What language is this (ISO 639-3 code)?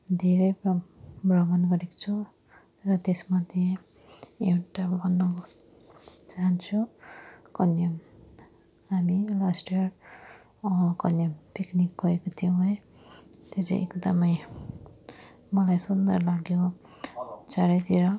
nep